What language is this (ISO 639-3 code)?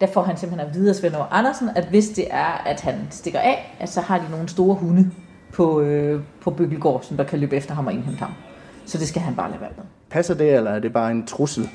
dan